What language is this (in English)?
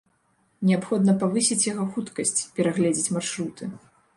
Belarusian